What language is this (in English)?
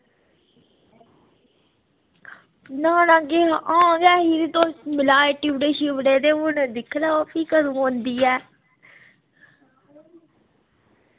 Dogri